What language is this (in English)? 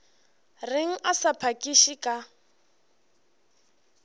Northern Sotho